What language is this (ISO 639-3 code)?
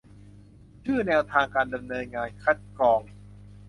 tha